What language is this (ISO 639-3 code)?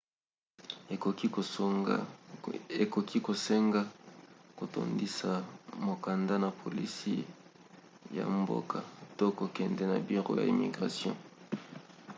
lin